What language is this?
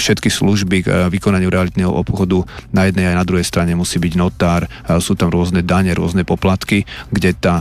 Slovak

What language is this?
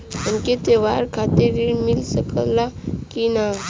Bhojpuri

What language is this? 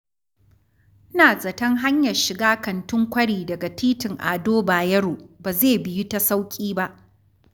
Hausa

